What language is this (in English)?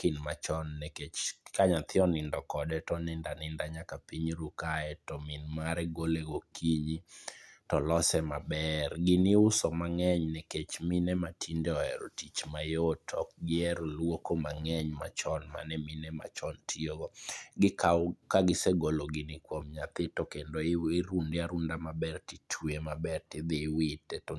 Luo (Kenya and Tanzania)